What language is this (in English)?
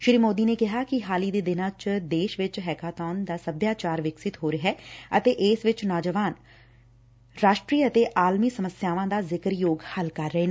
Punjabi